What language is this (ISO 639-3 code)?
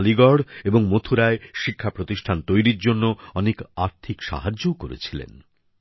ben